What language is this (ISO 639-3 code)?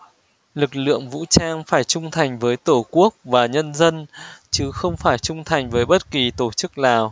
vie